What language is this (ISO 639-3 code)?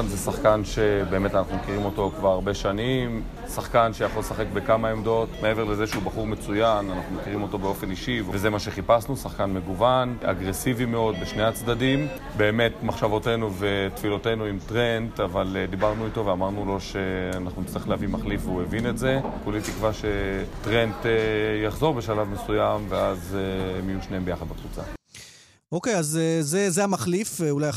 heb